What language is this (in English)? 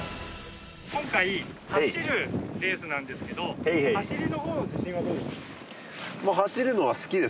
Japanese